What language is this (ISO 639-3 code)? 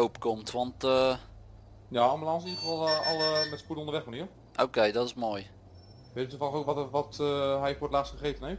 nld